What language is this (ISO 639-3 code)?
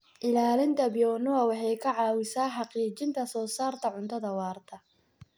som